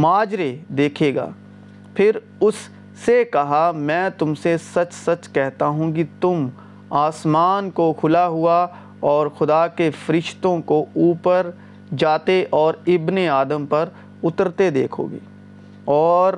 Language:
Urdu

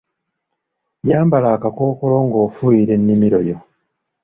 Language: Ganda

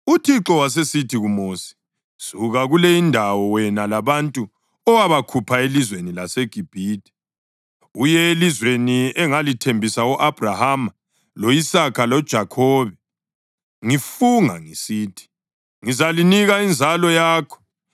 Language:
North Ndebele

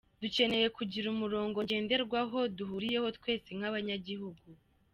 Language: Kinyarwanda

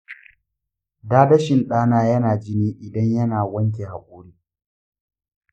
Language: Hausa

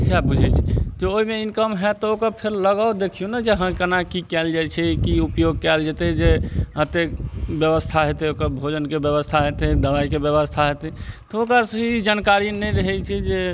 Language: Maithili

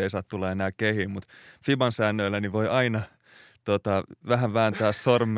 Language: Finnish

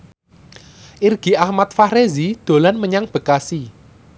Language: Javanese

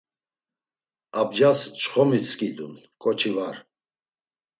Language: Laz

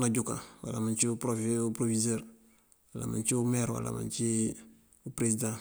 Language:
Mandjak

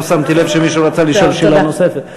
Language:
Hebrew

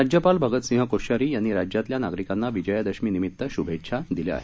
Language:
Marathi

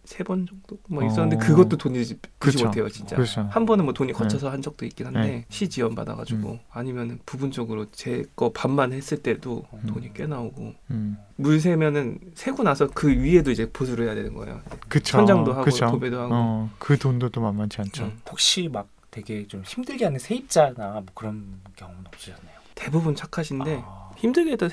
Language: Korean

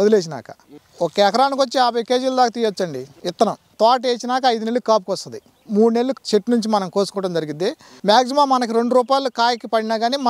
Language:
Romanian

